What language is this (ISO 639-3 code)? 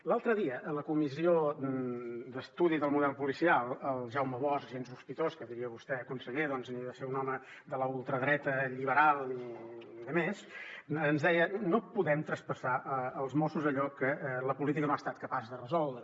cat